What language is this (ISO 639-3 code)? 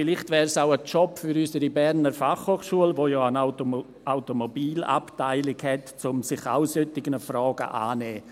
gsw